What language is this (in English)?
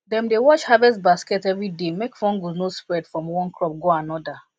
Nigerian Pidgin